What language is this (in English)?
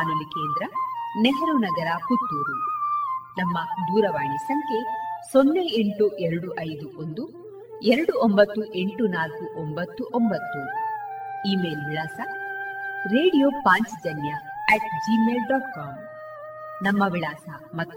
Kannada